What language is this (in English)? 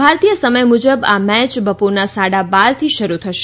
Gujarati